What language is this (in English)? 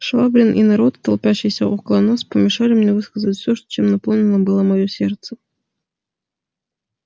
Russian